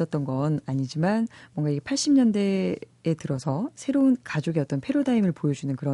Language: Korean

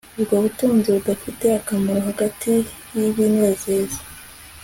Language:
Kinyarwanda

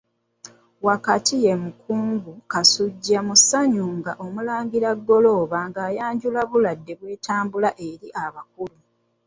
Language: Ganda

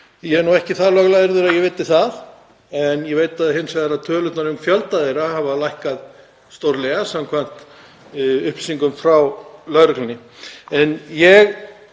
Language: Icelandic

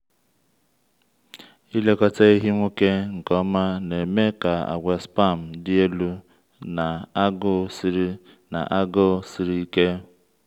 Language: Igbo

